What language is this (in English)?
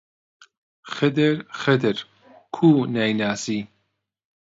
Central Kurdish